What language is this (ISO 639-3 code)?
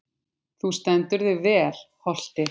isl